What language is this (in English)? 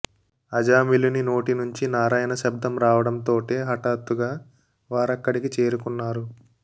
Telugu